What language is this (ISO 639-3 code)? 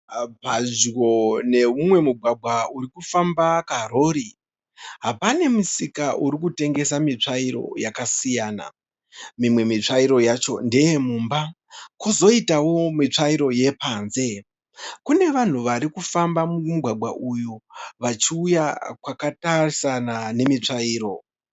sna